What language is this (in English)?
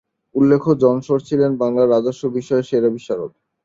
Bangla